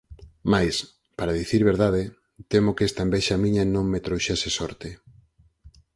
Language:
Galician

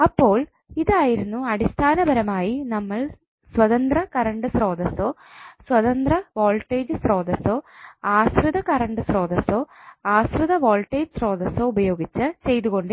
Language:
Malayalam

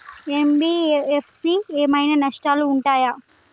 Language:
Telugu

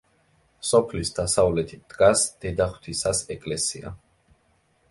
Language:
Georgian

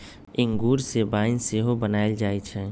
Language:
Magahi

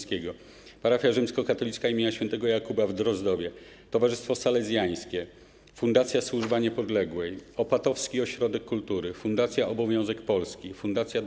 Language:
Polish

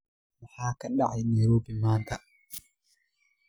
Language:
Somali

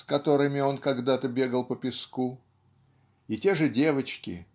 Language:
Russian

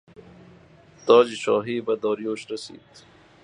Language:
Persian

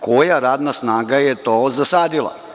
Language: Serbian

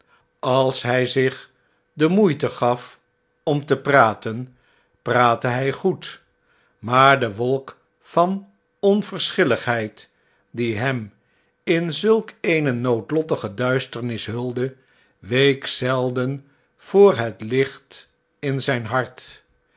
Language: Dutch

